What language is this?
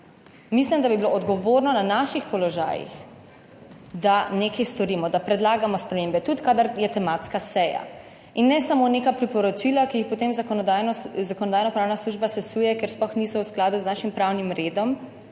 Slovenian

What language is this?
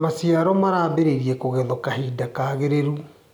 Kikuyu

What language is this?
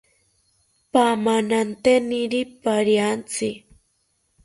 South Ucayali Ashéninka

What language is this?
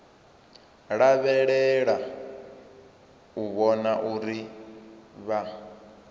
Venda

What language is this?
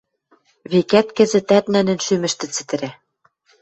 Western Mari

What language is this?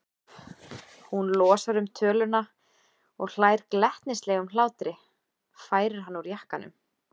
Icelandic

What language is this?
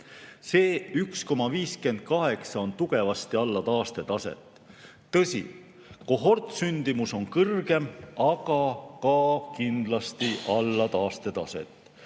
Estonian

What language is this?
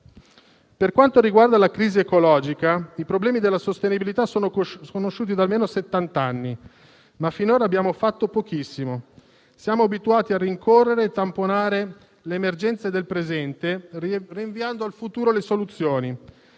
Italian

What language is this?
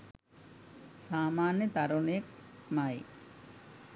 Sinhala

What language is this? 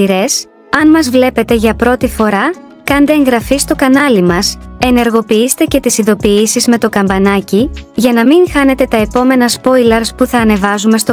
Greek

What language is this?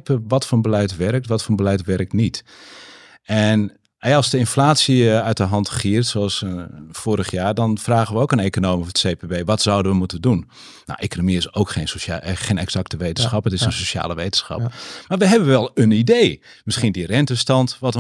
Dutch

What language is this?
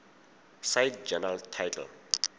Tswana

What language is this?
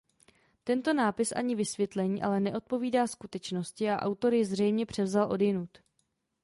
Czech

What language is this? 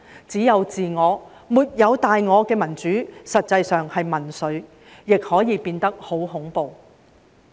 Cantonese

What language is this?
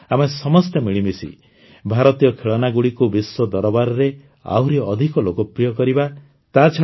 Odia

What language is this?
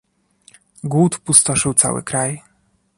Polish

